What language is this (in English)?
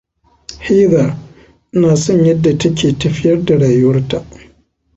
Hausa